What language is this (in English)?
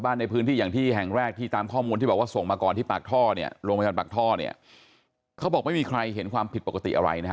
Thai